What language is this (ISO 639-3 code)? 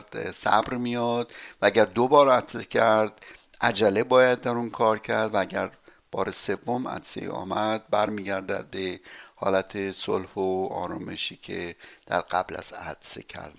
fas